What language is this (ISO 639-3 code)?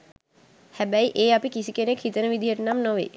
sin